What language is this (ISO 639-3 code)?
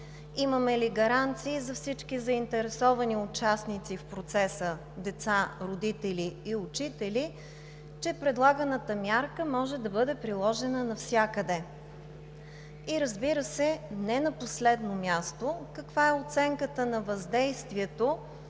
bul